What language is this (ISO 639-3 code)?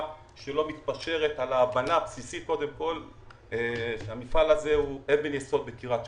heb